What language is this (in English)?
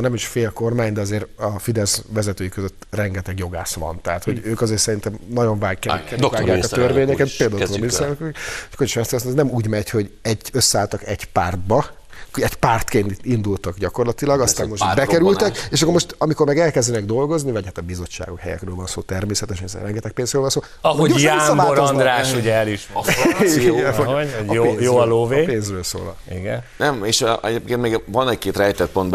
Hungarian